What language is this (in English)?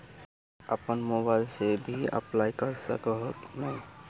Magahi